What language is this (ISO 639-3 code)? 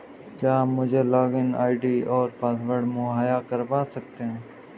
hin